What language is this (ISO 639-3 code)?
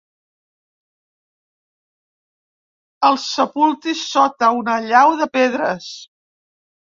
cat